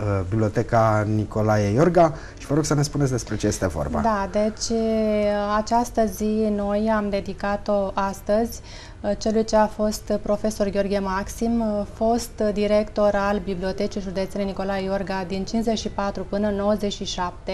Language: Romanian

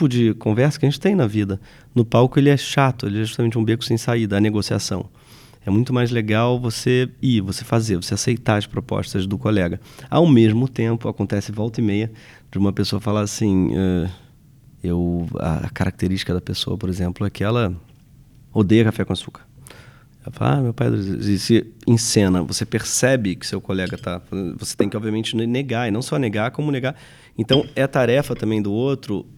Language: Portuguese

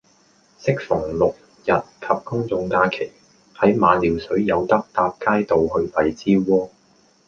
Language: Cantonese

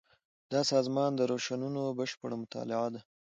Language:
Pashto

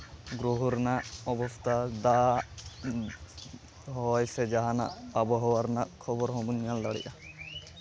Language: Santali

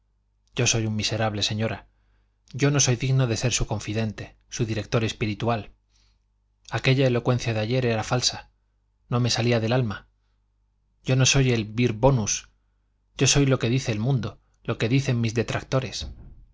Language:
Spanish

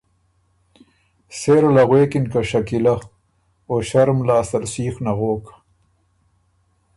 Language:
Ormuri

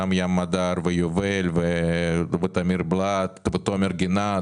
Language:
Hebrew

